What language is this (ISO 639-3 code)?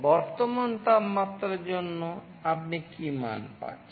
ben